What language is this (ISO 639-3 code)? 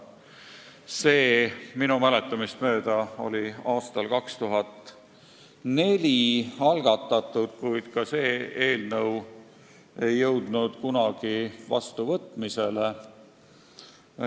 est